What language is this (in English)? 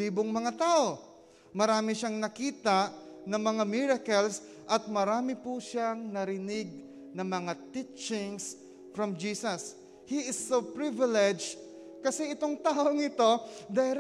Filipino